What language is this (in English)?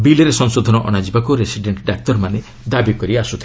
Odia